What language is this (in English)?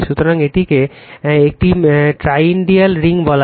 Bangla